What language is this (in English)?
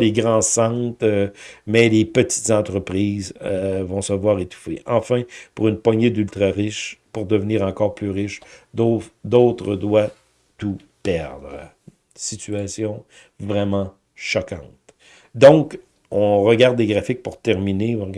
French